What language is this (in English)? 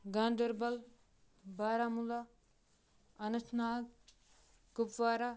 Kashmiri